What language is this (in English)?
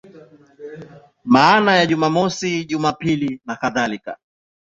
Swahili